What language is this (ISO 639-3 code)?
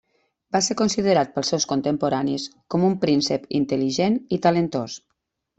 cat